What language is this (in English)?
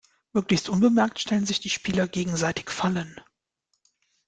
German